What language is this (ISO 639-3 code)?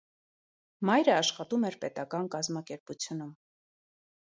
hye